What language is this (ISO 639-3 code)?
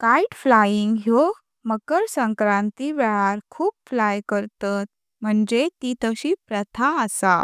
kok